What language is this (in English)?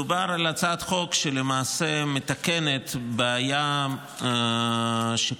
Hebrew